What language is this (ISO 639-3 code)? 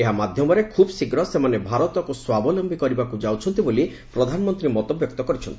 ori